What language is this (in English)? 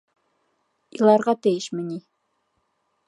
Bashkir